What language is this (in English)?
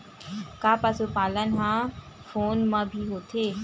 Chhattisgarhi